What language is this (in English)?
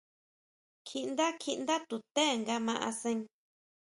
Huautla Mazatec